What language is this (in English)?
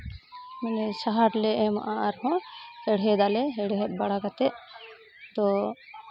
Santali